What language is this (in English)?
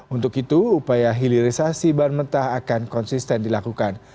Indonesian